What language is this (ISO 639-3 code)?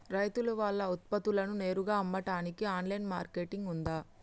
tel